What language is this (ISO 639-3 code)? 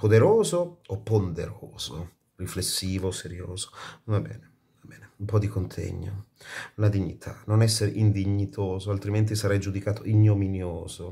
ita